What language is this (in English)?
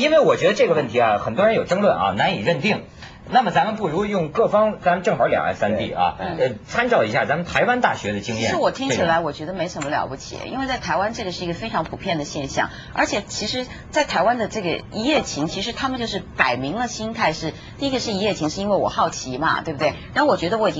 Chinese